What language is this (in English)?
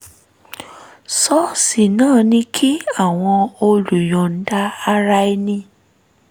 Yoruba